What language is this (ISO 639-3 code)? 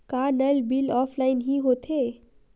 hne